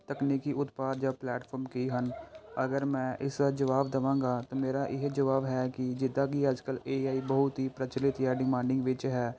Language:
Punjabi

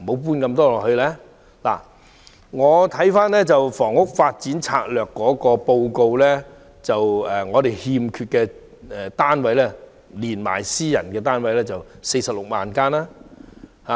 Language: Cantonese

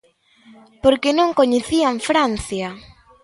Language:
Galician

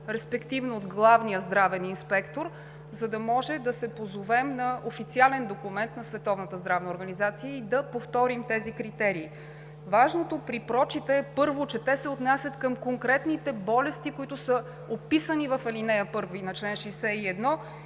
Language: Bulgarian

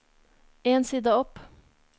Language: Norwegian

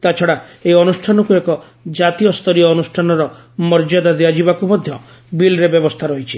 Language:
Odia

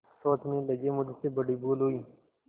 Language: Hindi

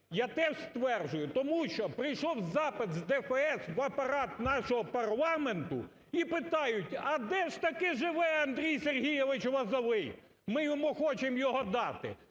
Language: Ukrainian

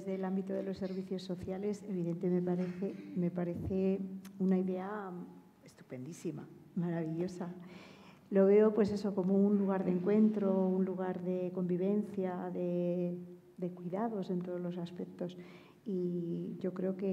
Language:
Spanish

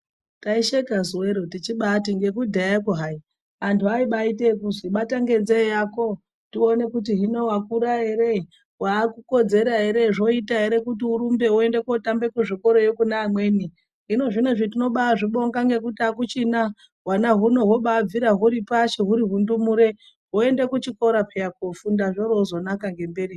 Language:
Ndau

